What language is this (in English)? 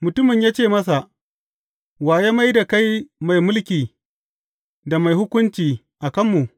Hausa